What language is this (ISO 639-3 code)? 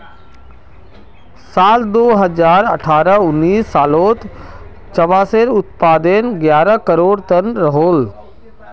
mag